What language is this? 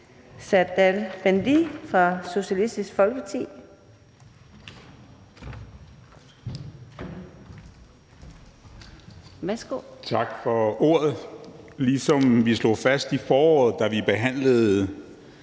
Danish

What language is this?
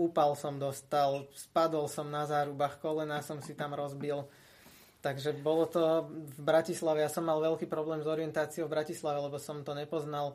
Slovak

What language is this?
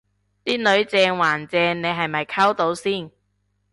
Cantonese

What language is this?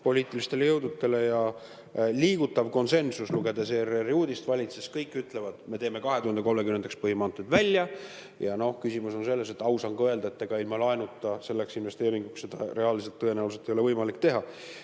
Estonian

